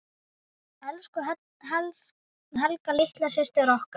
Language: Icelandic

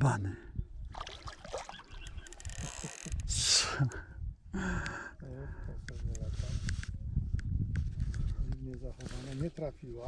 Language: Polish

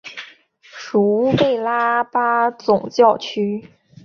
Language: Chinese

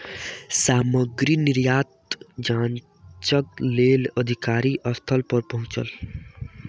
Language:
Maithili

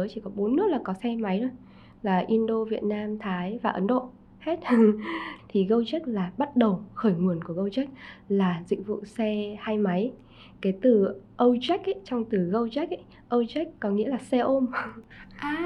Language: Vietnamese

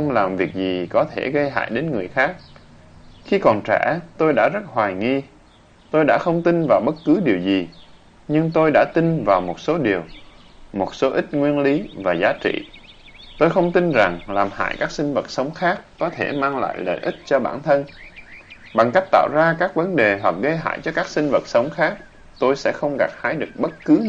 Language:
Vietnamese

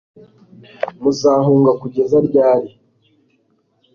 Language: Kinyarwanda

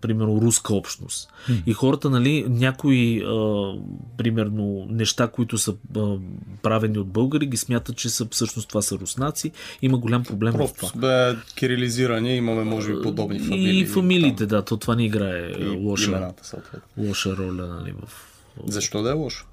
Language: Bulgarian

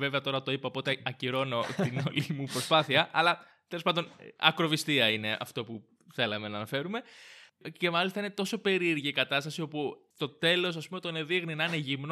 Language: Greek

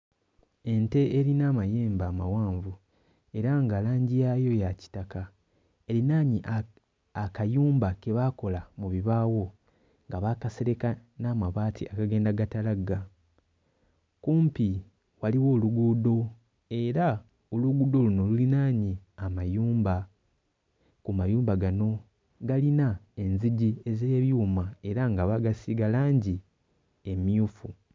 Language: Ganda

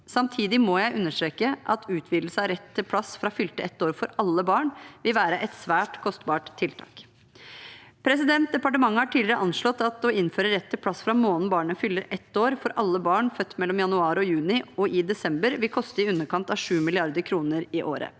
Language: Norwegian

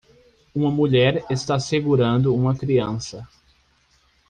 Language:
Portuguese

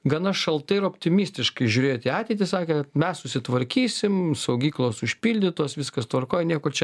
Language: Lithuanian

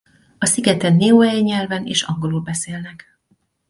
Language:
Hungarian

